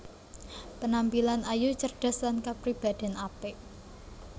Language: Javanese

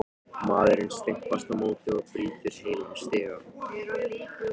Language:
Icelandic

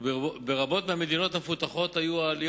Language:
Hebrew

